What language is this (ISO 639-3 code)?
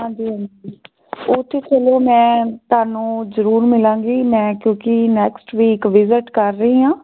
pan